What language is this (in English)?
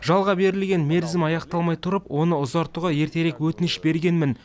Kazakh